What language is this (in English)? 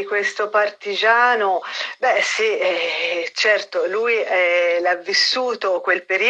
Italian